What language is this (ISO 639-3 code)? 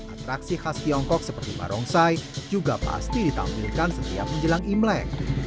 ind